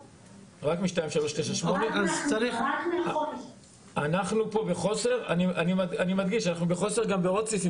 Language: Hebrew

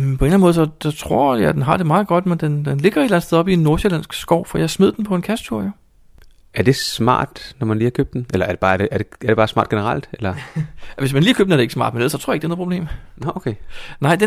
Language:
Danish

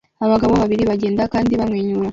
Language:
Kinyarwanda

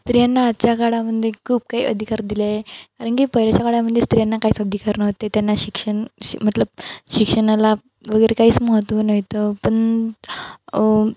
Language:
Marathi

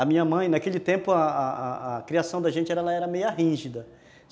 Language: Portuguese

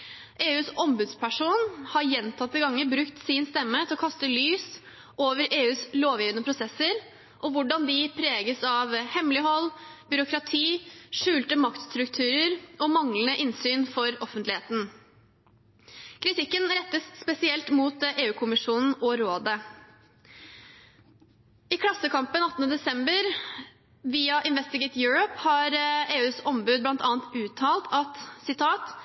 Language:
Norwegian Bokmål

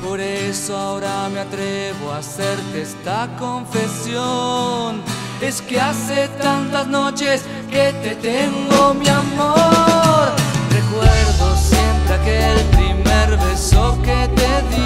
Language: Spanish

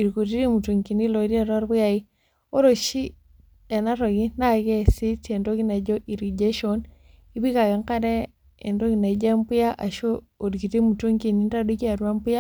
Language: Masai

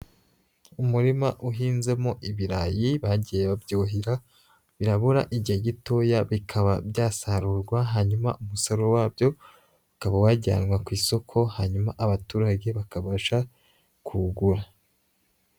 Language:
Kinyarwanda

